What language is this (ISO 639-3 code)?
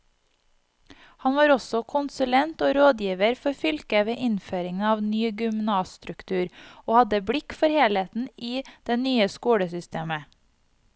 nor